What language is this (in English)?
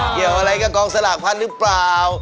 Thai